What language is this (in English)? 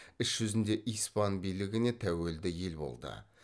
Kazakh